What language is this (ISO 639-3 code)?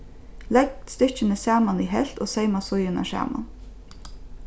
fao